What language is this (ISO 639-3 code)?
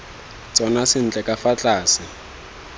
tsn